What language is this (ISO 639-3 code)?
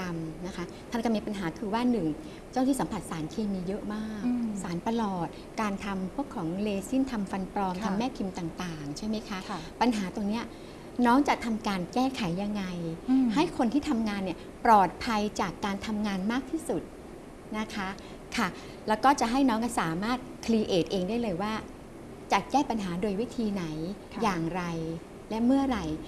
tha